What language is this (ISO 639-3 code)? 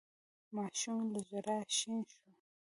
pus